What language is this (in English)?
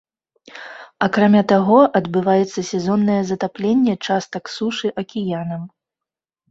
Belarusian